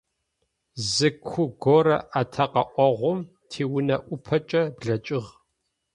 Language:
Adyghe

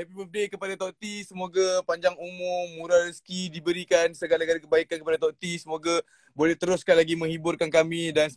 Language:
Malay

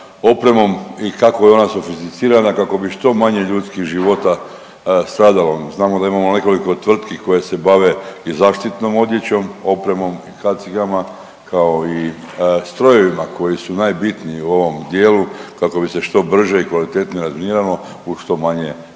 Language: Croatian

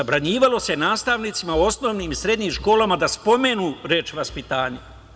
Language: Serbian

